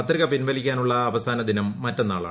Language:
Malayalam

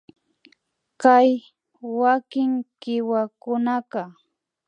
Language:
Imbabura Highland Quichua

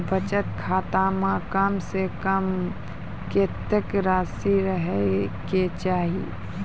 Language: Maithili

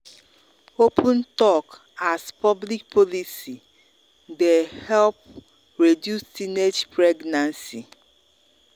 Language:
Nigerian Pidgin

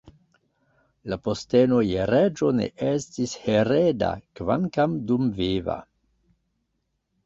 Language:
Esperanto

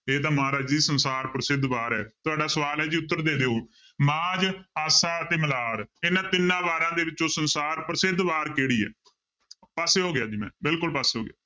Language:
Punjabi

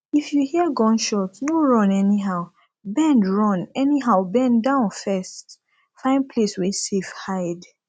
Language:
Nigerian Pidgin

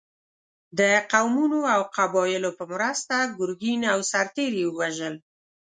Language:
Pashto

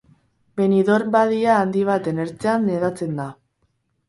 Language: Basque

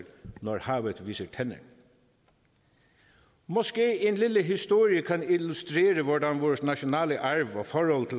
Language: Danish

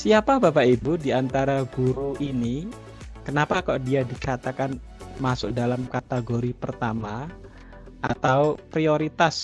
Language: Indonesian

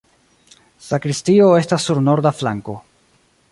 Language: Esperanto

